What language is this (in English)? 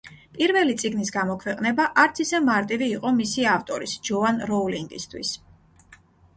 Georgian